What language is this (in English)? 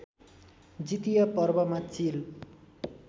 Nepali